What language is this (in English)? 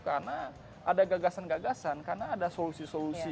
Indonesian